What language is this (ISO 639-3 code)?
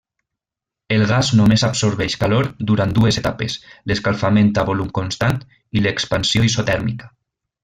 cat